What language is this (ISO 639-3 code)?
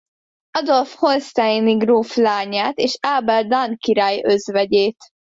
hun